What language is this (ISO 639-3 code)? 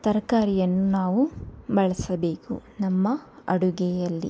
kan